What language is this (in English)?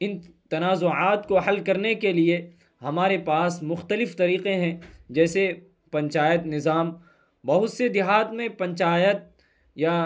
Urdu